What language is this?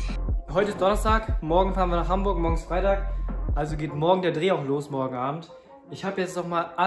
German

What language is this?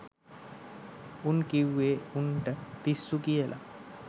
Sinhala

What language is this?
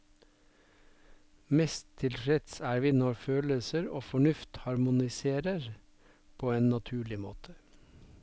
Norwegian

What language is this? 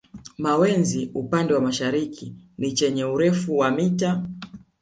Swahili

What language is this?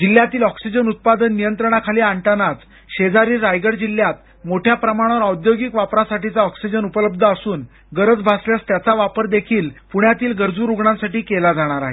Marathi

